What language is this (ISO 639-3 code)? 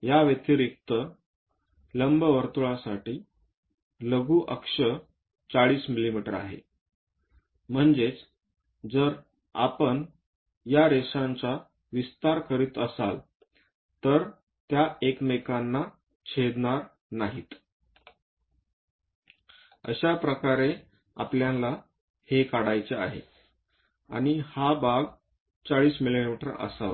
mar